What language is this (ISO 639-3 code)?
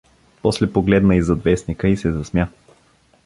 bul